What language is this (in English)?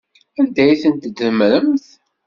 Kabyle